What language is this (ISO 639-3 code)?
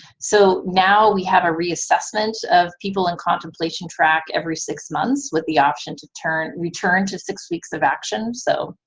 eng